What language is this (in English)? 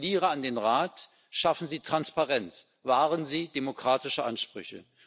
German